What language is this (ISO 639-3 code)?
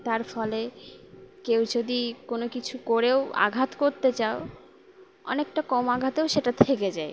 ben